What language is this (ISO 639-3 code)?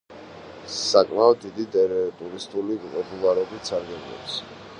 kat